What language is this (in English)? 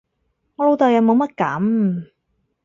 Cantonese